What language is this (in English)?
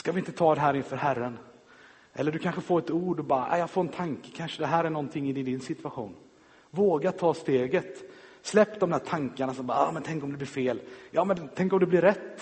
Swedish